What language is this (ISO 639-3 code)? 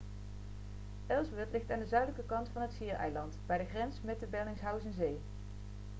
nld